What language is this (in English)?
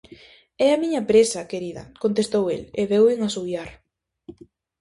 Galician